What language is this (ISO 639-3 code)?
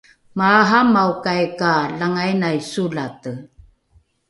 dru